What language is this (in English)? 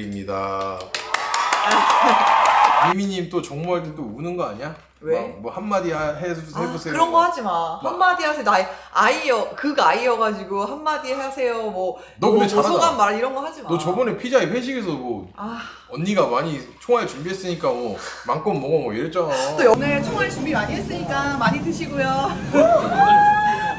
Korean